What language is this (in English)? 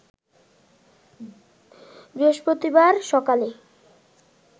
Bangla